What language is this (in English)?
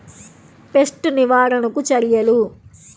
Telugu